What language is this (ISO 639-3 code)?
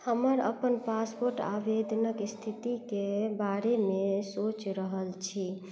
mai